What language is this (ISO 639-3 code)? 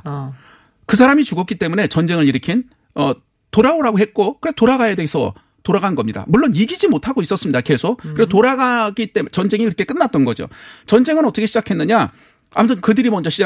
kor